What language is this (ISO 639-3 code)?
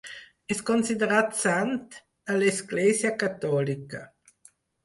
cat